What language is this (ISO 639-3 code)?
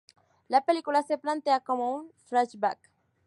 spa